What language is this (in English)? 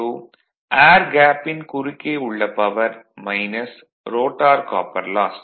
Tamil